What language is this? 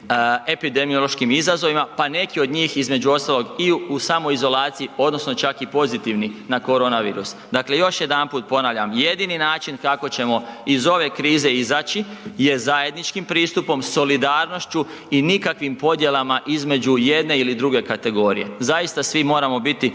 Croatian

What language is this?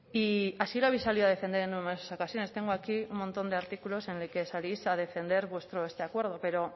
Spanish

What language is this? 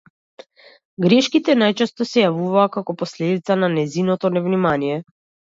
Macedonian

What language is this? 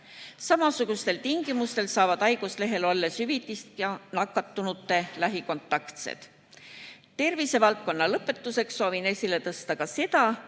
Estonian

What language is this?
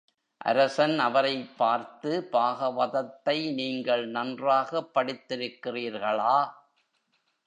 Tamil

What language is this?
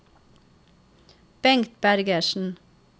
Norwegian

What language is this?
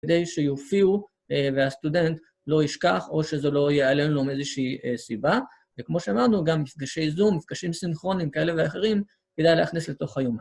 Hebrew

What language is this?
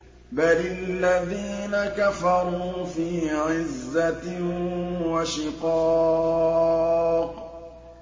Arabic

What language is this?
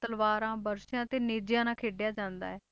Punjabi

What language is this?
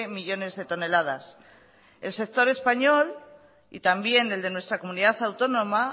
Spanish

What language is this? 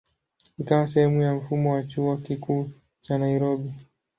Swahili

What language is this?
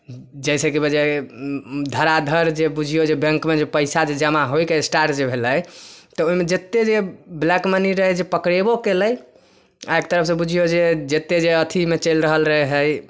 Maithili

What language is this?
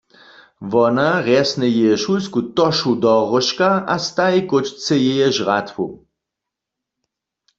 Upper Sorbian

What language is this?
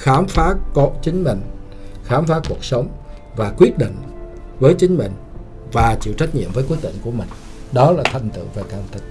Vietnamese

